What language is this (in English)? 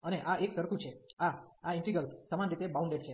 Gujarati